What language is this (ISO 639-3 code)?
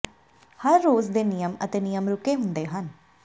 pan